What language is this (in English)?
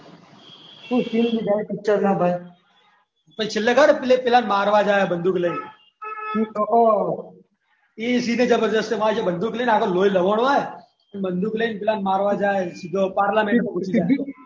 Gujarati